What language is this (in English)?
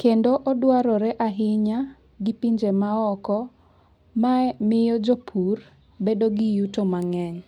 Luo (Kenya and Tanzania)